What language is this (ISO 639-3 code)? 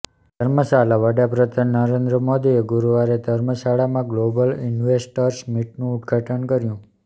guj